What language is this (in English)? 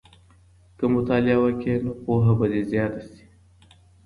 Pashto